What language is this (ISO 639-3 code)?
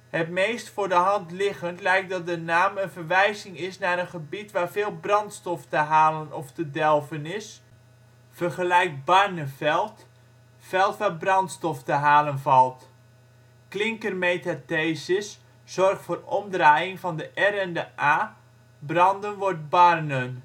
nld